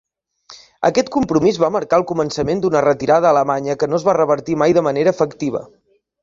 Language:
Catalan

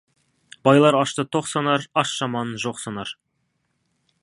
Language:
Kazakh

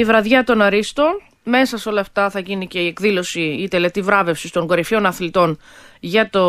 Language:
Greek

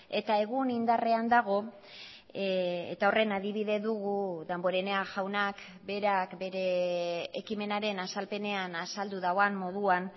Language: Basque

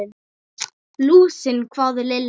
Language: Icelandic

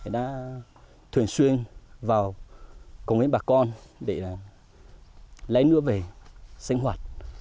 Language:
Vietnamese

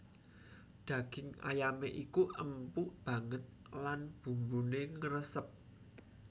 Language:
Javanese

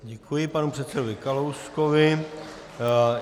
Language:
Czech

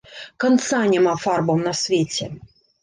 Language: Belarusian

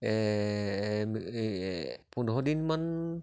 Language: Assamese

